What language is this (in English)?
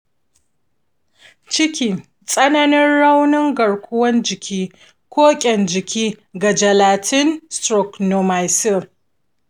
Hausa